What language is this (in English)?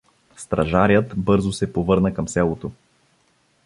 Bulgarian